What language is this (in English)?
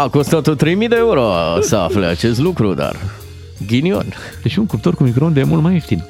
Romanian